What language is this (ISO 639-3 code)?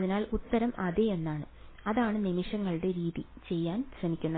mal